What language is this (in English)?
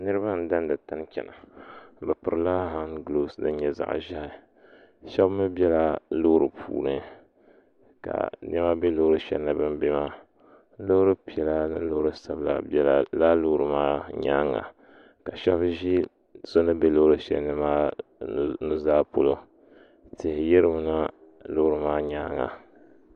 Dagbani